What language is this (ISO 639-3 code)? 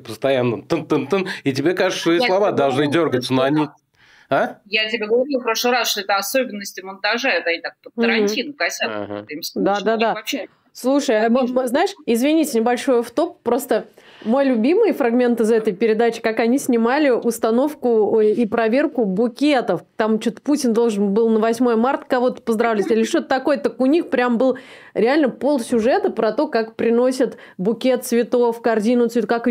rus